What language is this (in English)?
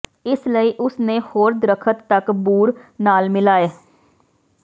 Punjabi